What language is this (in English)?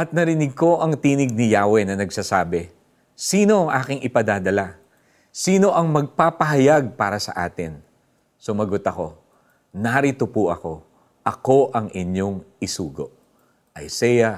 Filipino